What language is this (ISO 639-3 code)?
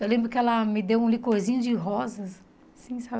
por